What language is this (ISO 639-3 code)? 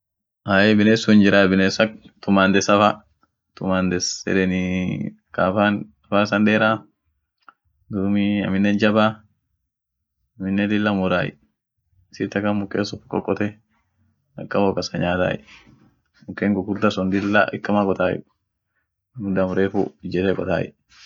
orc